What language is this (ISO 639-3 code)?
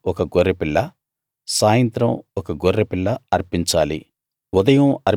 tel